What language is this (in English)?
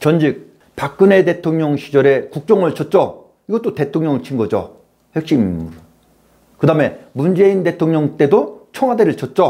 Korean